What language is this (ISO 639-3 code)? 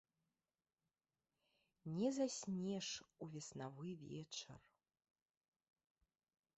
bel